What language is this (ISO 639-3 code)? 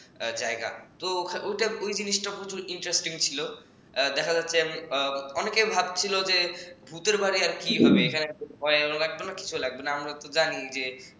ben